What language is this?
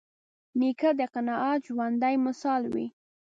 Pashto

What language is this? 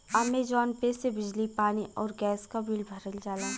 Bhojpuri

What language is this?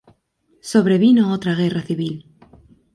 Spanish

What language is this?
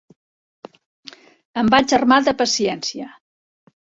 Catalan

